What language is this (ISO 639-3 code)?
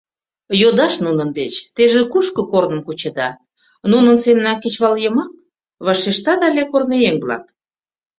chm